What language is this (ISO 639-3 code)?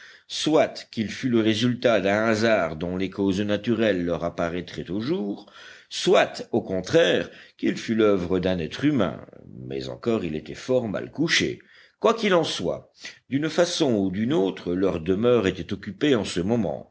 fra